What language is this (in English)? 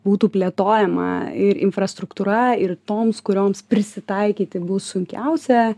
Lithuanian